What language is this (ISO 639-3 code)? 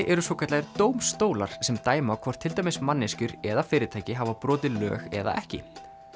isl